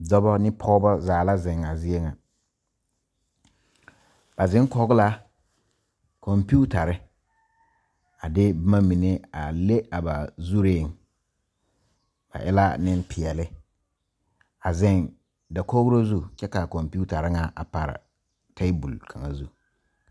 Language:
Southern Dagaare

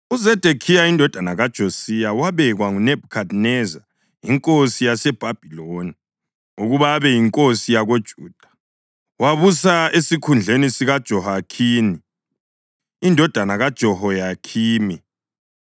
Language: North Ndebele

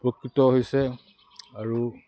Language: Assamese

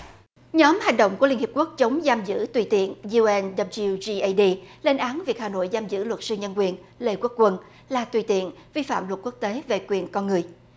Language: Vietnamese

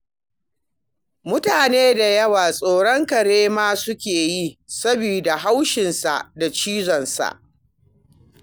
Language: Hausa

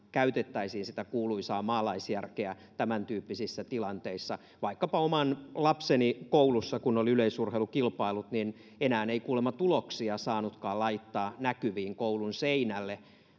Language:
Finnish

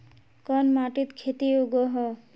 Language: Magahi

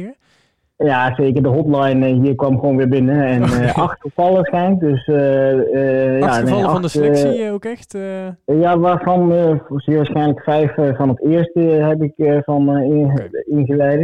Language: Dutch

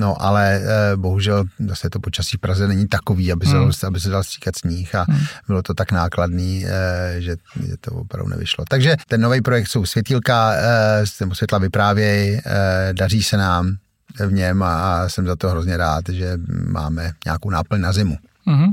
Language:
Czech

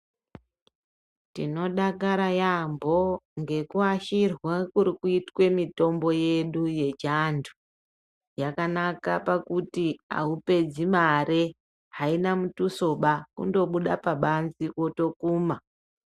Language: Ndau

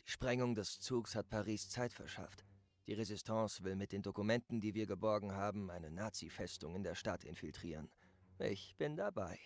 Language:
German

